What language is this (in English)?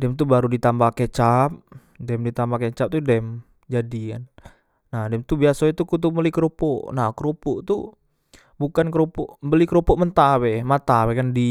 Musi